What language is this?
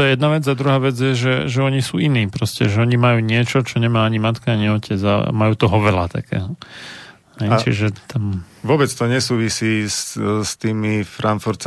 Slovak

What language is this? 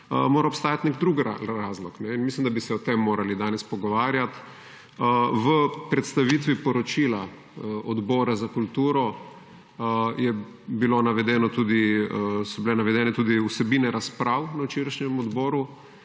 Slovenian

